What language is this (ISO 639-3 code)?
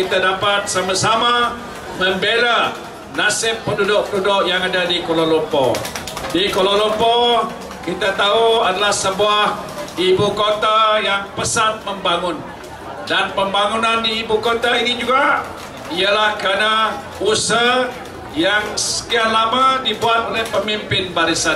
msa